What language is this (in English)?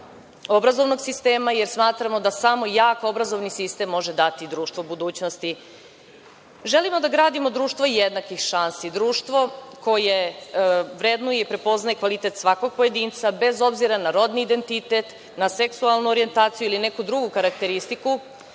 Serbian